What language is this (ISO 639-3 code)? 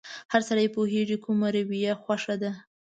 pus